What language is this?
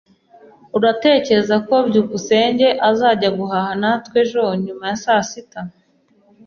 Kinyarwanda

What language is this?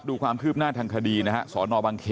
Thai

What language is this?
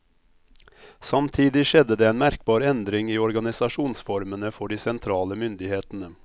Norwegian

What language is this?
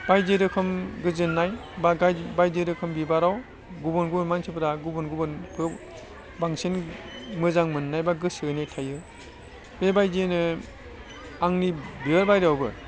Bodo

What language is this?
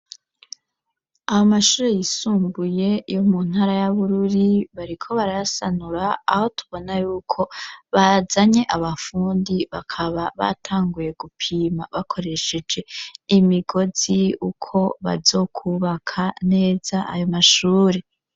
Rundi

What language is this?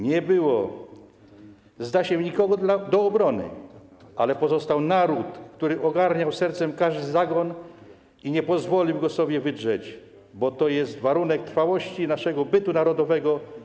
Polish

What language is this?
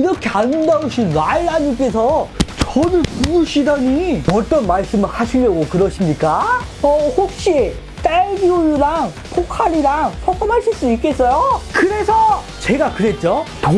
Korean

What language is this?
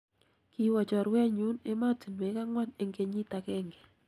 Kalenjin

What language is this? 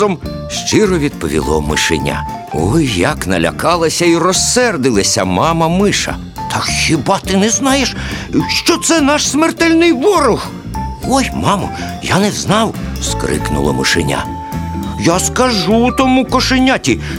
Ukrainian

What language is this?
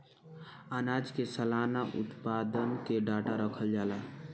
Bhojpuri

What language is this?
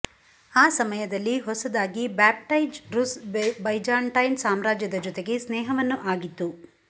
Kannada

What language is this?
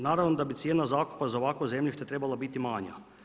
Croatian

